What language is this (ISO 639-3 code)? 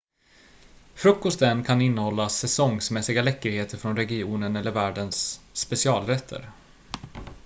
swe